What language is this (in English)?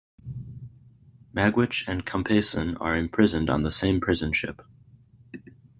English